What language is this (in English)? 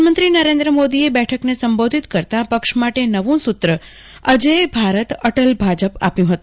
Gujarati